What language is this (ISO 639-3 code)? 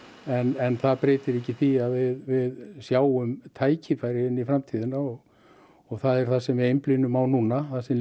isl